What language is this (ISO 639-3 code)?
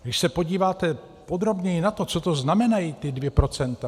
ces